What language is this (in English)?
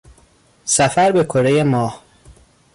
Persian